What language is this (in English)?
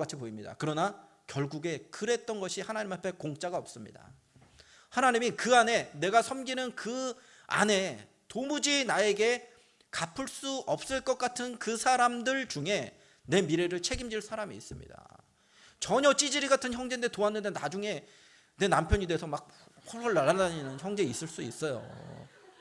Korean